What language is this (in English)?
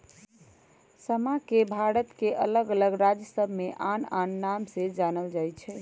Magahi